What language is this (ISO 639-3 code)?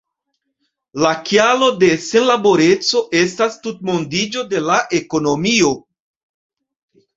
epo